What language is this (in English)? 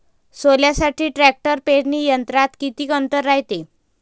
Marathi